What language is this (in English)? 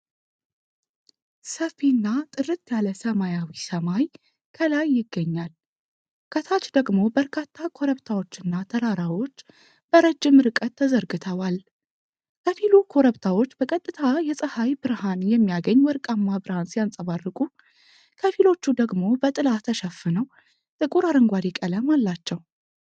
Amharic